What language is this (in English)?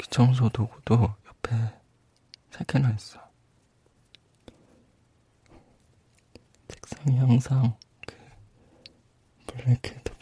Korean